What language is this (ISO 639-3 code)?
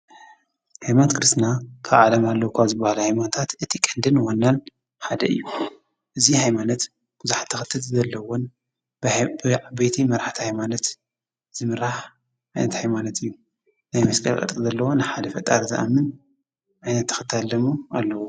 tir